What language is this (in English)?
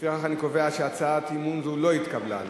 Hebrew